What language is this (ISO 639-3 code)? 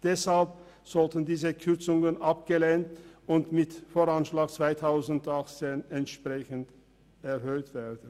gsw